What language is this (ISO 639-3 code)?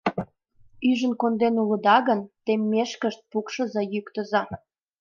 chm